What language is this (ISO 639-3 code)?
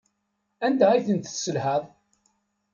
kab